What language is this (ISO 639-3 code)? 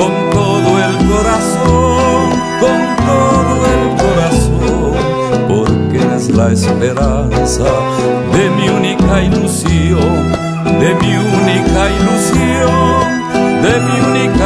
ron